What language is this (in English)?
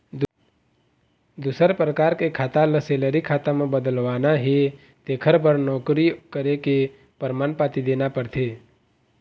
Chhattisgarhi